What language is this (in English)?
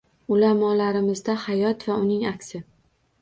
Uzbek